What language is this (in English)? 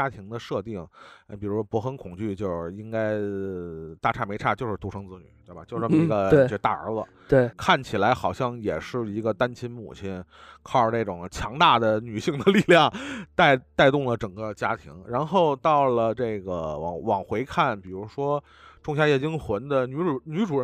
Chinese